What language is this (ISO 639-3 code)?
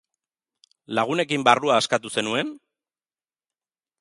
eus